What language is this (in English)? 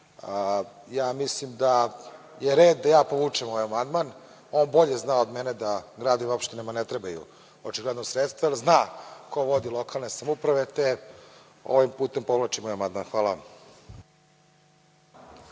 Serbian